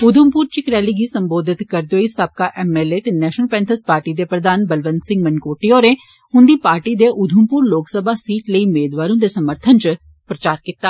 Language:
Dogri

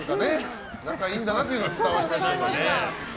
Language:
Japanese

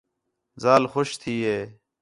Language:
Khetrani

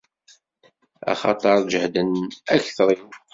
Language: Kabyle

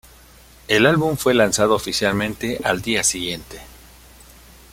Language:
Spanish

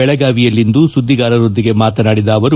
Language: Kannada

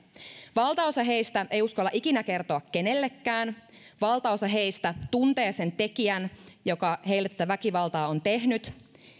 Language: Finnish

